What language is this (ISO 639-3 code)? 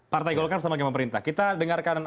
ind